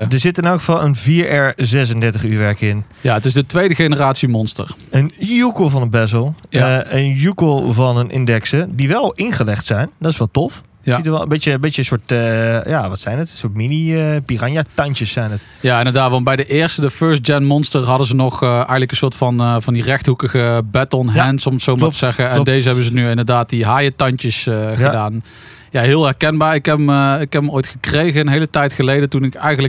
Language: Dutch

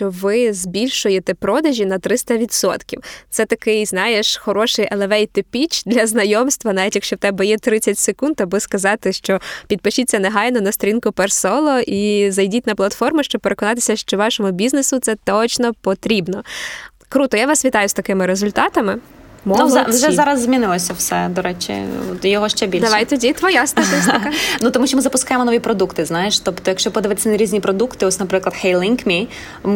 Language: Ukrainian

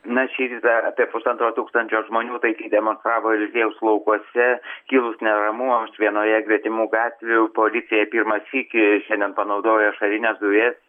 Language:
Lithuanian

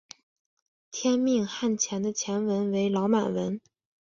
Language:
Chinese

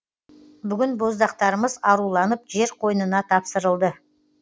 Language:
Kazakh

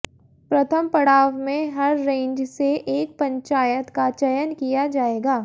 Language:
Hindi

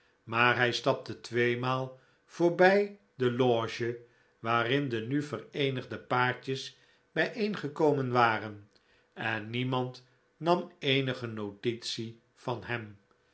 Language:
Dutch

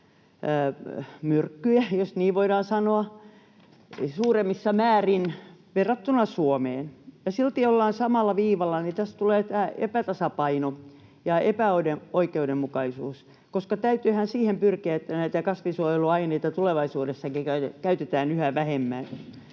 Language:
Finnish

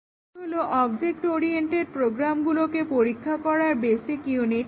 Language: Bangla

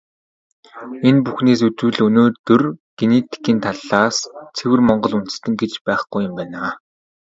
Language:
Mongolian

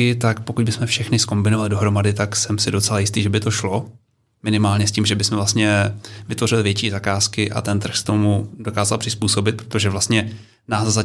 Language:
Czech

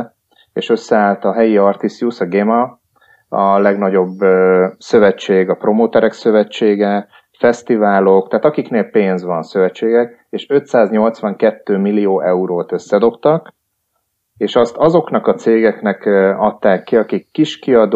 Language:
Hungarian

